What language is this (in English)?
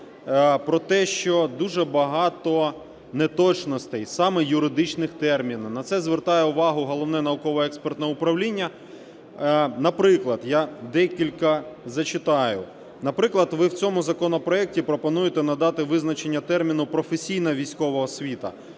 Ukrainian